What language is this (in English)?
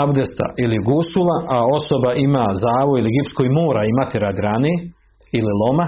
Croatian